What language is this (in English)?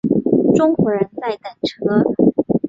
Chinese